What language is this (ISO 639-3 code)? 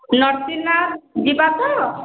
ori